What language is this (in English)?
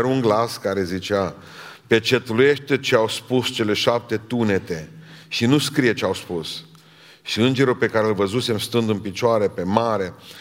Romanian